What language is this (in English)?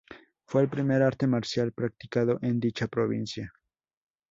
Spanish